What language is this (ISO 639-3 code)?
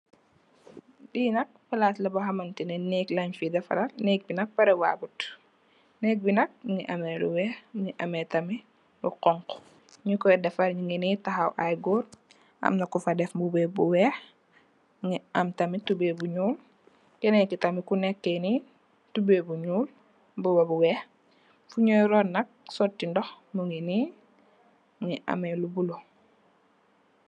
wol